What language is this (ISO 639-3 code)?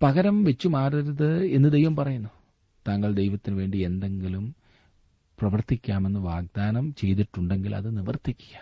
mal